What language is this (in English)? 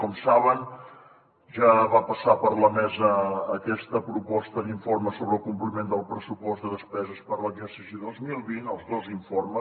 Catalan